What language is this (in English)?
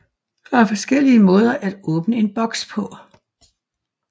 Danish